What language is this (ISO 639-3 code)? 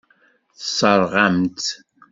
kab